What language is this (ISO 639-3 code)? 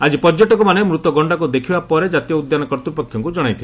ori